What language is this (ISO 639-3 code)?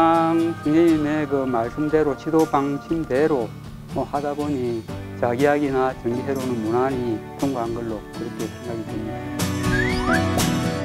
kor